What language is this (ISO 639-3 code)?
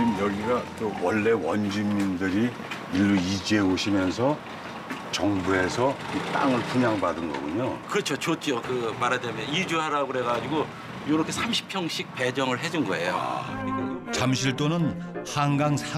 kor